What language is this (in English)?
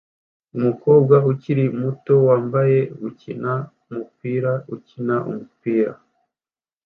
Kinyarwanda